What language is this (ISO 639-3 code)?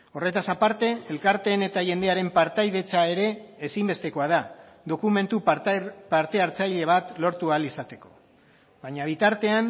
eus